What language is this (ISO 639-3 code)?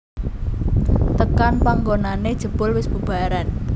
jav